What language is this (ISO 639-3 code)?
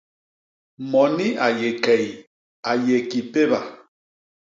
bas